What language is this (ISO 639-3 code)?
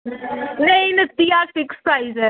doi